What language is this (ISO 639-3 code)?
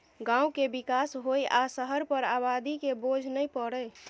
mai